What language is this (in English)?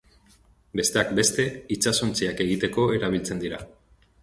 Basque